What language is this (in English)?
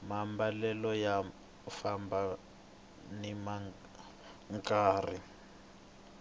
Tsonga